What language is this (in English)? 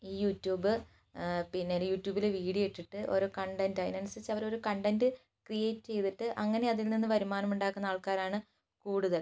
Malayalam